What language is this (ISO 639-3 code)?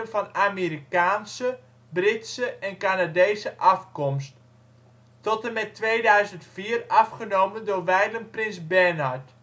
nld